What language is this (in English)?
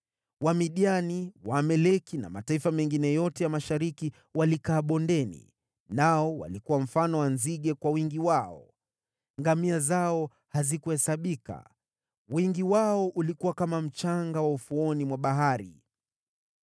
Swahili